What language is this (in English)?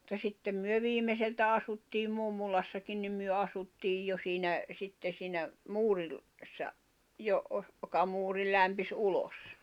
Finnish